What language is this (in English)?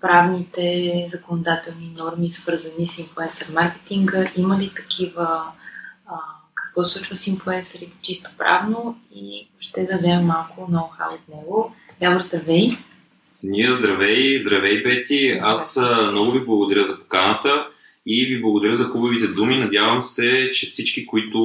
Bulgarian